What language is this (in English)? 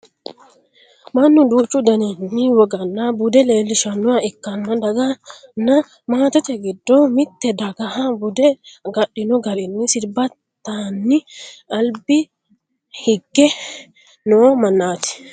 Sidamo